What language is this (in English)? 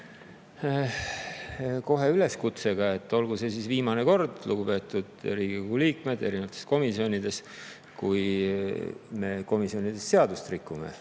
Estonian